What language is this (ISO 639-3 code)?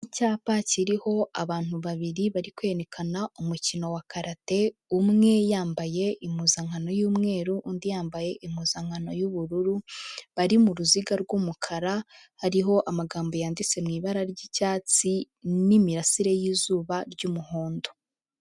kin